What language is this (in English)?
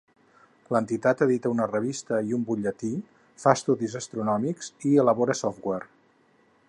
Catalan